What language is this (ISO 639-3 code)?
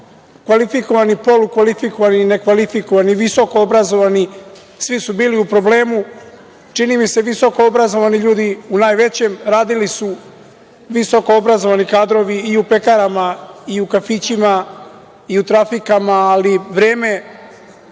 srp